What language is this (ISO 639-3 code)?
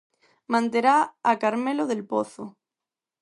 glg